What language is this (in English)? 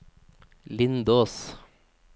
Norwegian